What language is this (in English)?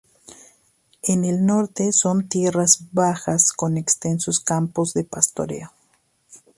Spanish